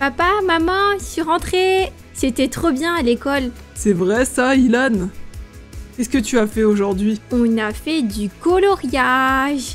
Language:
French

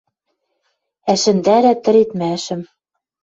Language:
Western Mari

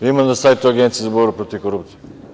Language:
Serbian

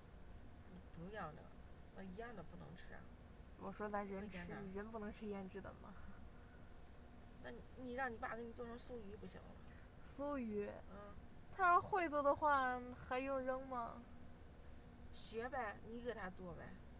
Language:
Chinese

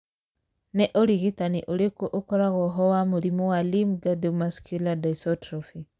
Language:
Kikuyu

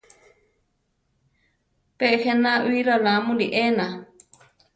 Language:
Central Tarahumara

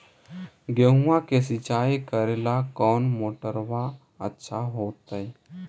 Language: Magahi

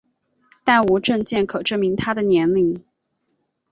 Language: Chinese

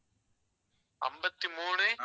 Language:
Tamil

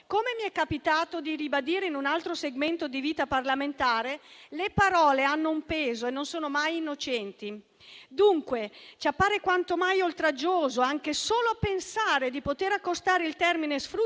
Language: Italian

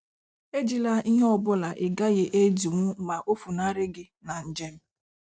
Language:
Igbo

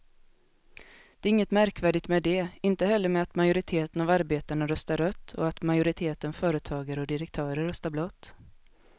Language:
Swedish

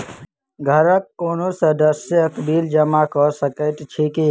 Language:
Maithili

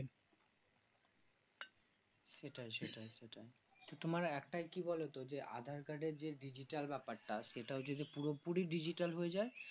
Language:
Bangla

